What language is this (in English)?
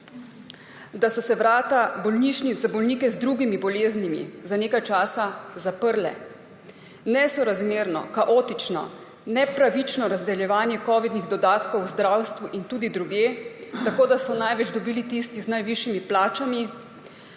Slovenian